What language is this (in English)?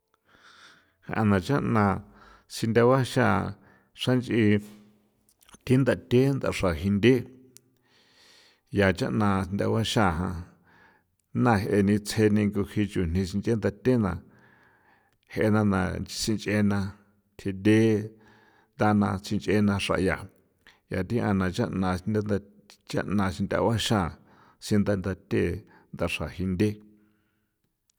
San Felipe Otlaltepec Popoloca